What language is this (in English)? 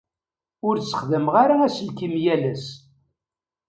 Kabyle